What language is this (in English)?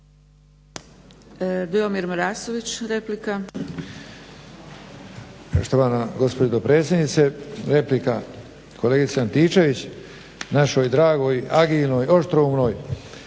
Croatian